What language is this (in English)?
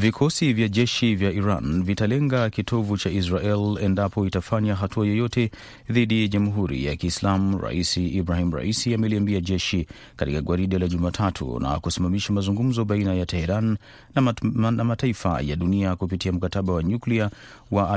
Swahili